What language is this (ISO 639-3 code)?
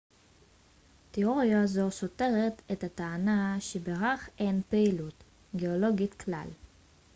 heb